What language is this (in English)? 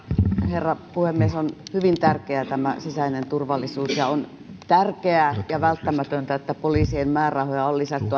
Finnish